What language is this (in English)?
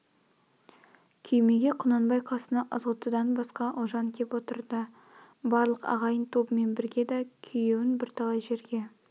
Kazakh